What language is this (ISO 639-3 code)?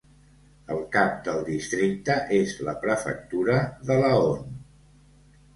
cat